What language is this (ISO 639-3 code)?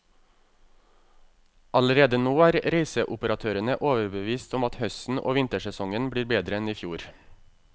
nor